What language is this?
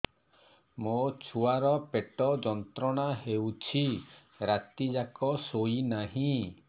Odia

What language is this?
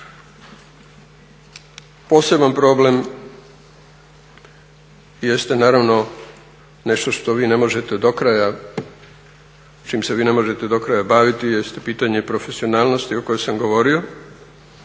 Croatian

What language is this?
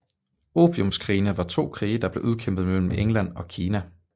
Danish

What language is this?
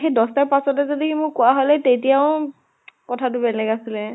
Assamese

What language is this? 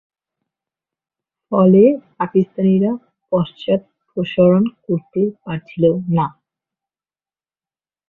Bangla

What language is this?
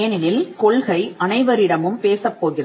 Tamil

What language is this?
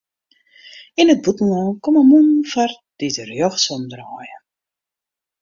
Western Frisian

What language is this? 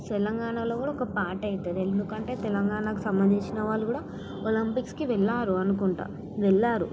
Telugu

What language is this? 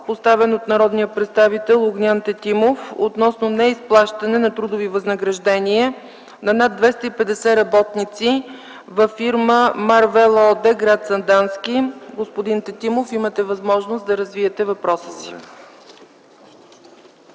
Bulgarian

